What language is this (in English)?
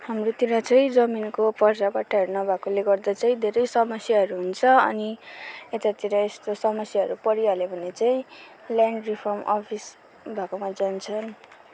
Nepali